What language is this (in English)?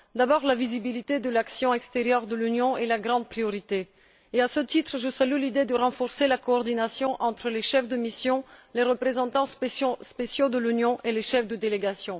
French